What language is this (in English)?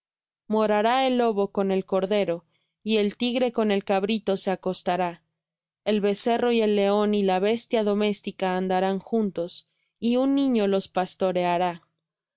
Spanish